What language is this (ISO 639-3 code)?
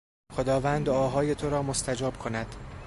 fas